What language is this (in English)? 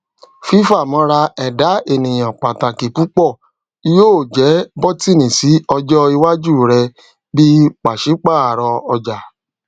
Yoruba